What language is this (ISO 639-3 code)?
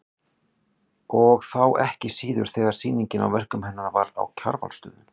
isl